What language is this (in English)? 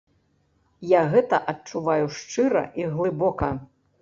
Belarusian